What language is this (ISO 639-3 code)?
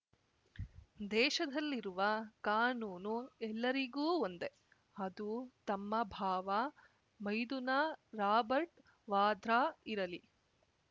kan